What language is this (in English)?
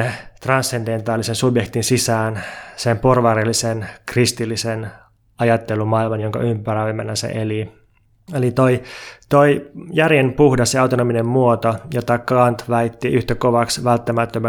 Finnish